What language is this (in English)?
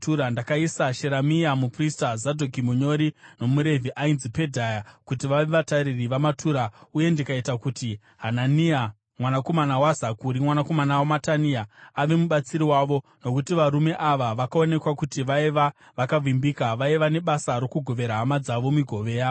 Shona